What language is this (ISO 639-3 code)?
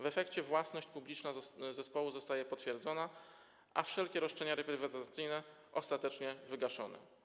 pol